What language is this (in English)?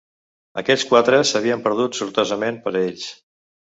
Catalan